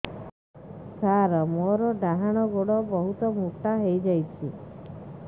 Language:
Odia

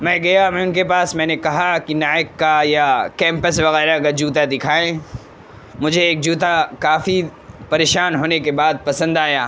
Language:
Urdu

